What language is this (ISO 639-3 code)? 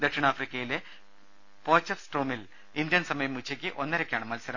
mal